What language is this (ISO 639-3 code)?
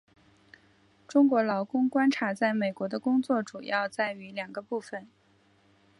zho